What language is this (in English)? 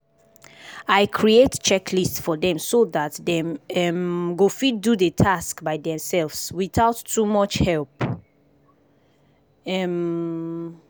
Nigerian Pidgin